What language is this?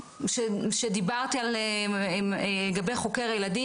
Hebrew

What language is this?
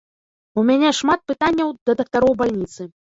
Belarusian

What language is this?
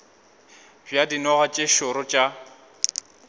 Northern Sotho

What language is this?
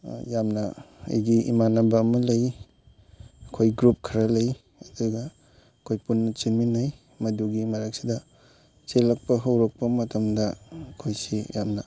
Manipuri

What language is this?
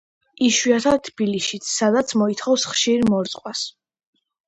Georgian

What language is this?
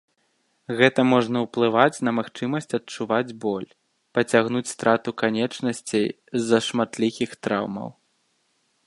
Belarusian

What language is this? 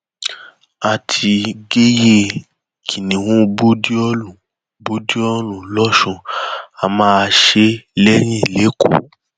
Yoruba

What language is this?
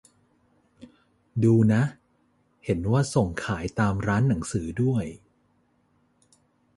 Thai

